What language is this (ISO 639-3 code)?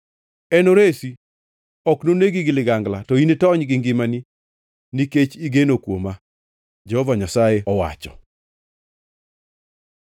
luo